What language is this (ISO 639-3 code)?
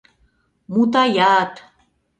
chm